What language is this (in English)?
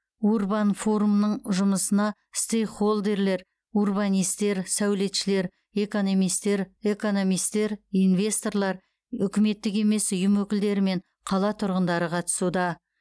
Kazakh